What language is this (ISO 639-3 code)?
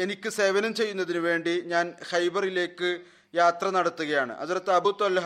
mal